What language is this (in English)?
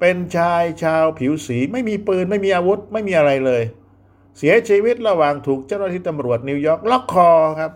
Thai